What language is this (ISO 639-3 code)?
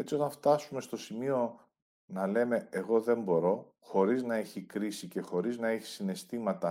ell